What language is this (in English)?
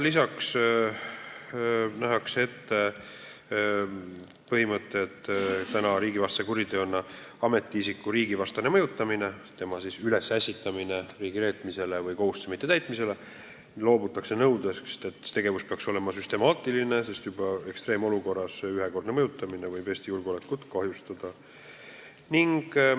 Estonian